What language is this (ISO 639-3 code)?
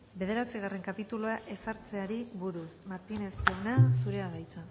eus